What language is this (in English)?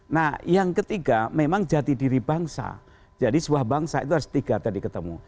Indonesian